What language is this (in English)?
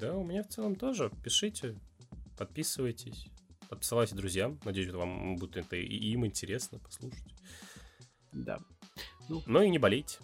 Russian